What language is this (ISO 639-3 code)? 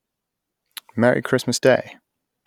eng